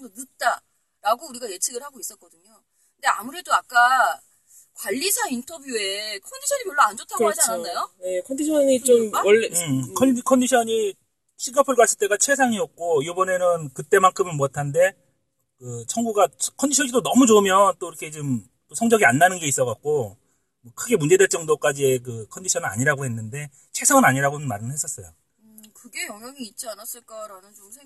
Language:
Korean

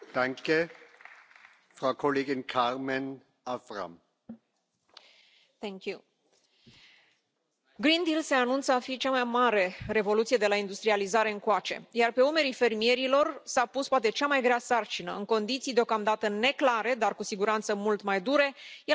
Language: Romanian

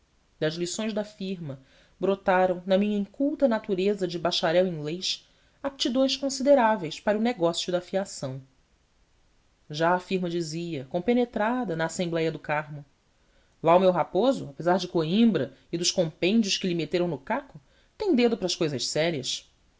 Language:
Portuguese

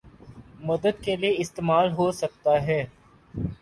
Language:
Urdu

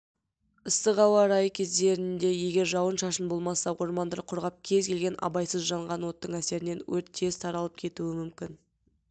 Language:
Kazakh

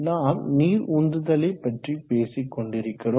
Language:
Tamil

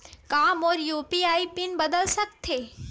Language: Chhattisgarhi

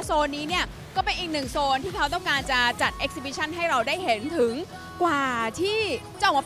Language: Thai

